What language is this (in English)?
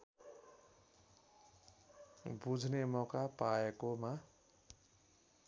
Nepali